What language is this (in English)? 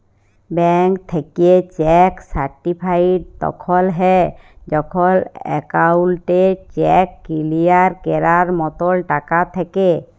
Bangla